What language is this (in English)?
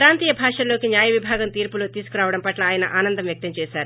Telugu